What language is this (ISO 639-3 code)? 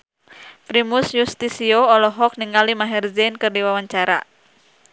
sun